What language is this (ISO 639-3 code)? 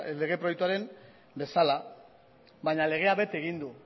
eus